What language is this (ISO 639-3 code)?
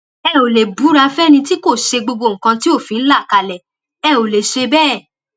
yor